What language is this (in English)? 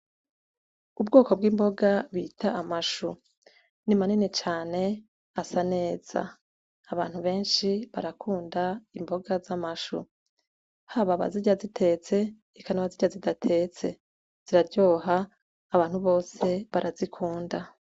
Rundi